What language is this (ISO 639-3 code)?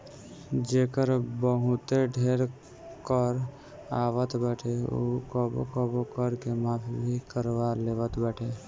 bho